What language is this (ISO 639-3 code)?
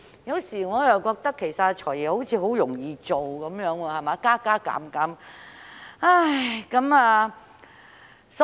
yue